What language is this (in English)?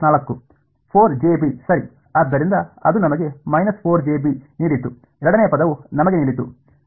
Kannada